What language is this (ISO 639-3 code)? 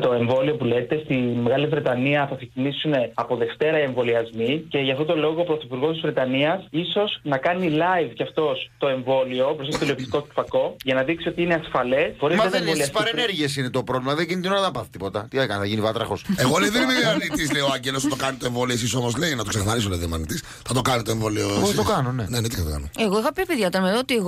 ell